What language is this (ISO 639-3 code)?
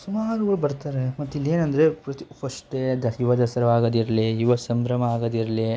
kan